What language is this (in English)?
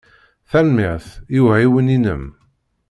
Kabyle